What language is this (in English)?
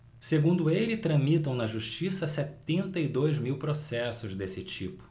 Portuguese